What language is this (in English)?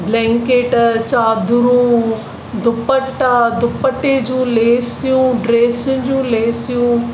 Sindhi